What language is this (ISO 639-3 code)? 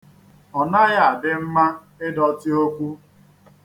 ibo